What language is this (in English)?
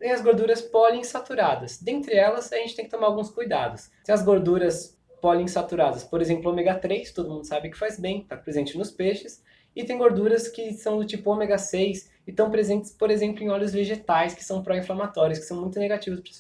Portuguese